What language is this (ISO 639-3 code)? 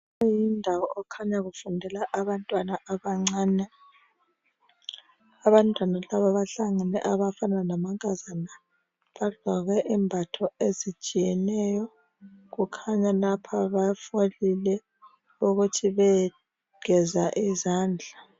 nde